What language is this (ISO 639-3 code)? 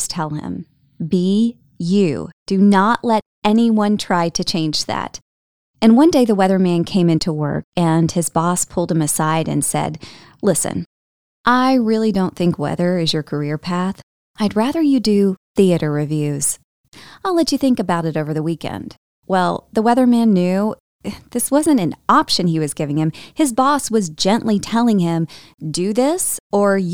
eng